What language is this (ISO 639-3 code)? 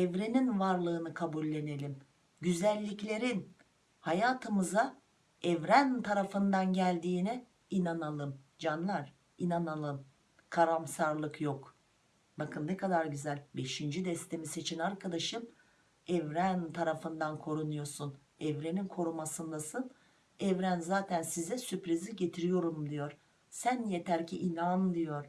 tur